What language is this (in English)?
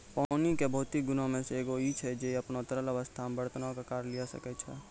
Maithili